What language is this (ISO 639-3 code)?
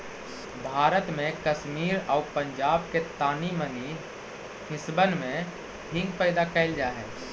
mag